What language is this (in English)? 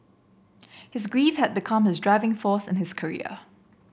English